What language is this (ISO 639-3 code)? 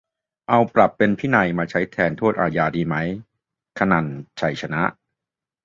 tha